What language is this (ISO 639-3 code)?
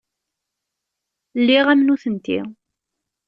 kab